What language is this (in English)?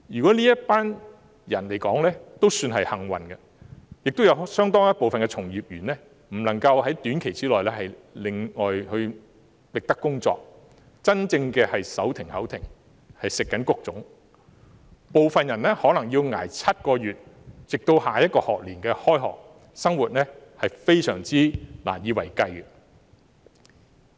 Cantonese